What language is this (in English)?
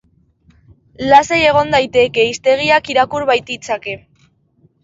Basque